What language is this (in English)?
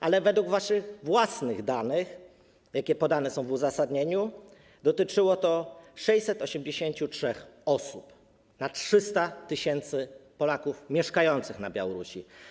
Polish